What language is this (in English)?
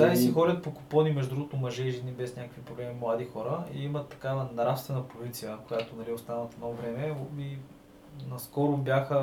Bulgarian